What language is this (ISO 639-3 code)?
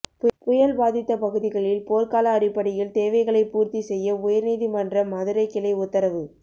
tam